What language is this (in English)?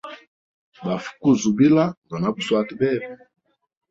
Hemba